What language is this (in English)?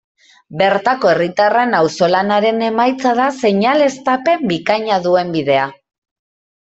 Basque